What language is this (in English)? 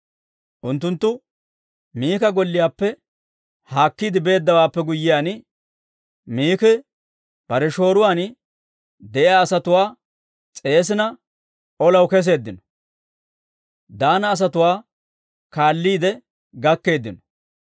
Dawro